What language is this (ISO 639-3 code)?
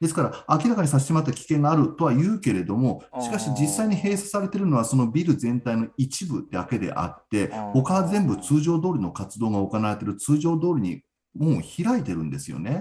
jpn